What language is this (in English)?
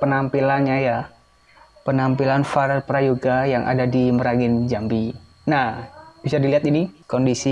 Indonesian